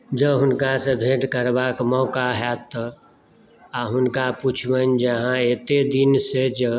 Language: Maithili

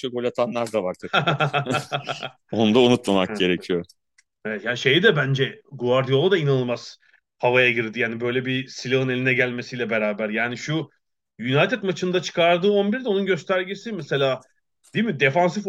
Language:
Turkish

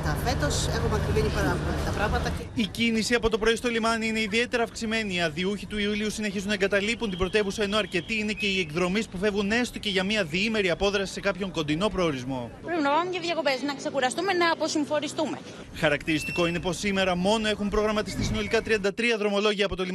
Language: Greek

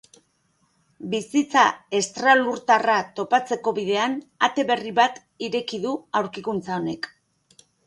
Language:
Basque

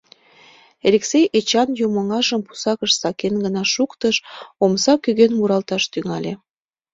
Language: Mari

